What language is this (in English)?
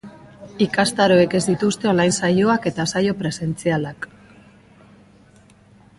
Basque